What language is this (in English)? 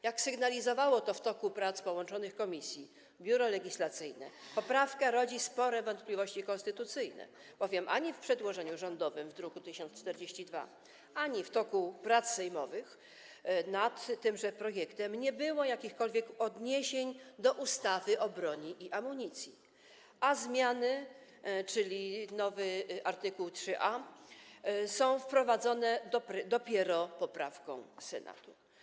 Polish